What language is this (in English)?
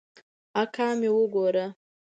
Pashto